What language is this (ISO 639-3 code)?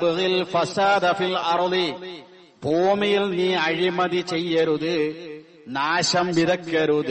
mal